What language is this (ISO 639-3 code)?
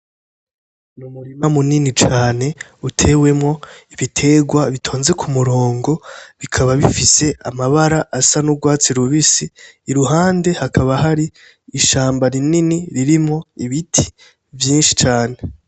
run